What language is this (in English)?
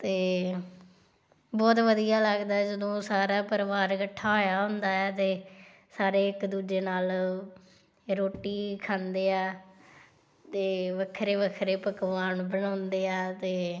Punjabi